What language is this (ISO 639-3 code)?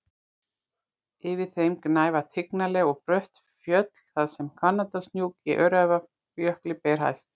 isl